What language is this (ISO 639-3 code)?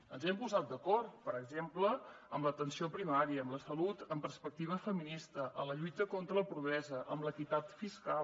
cat